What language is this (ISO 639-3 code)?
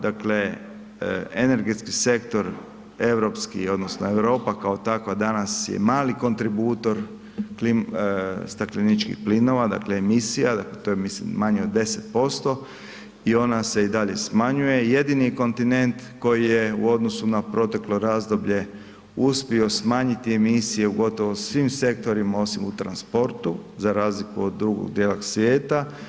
hrv